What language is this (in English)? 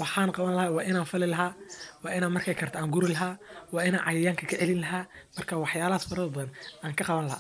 Somali